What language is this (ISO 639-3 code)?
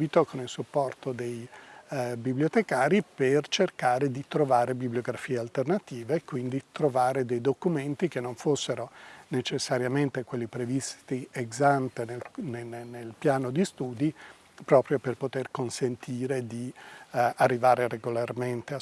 ita